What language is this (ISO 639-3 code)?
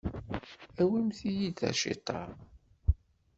kab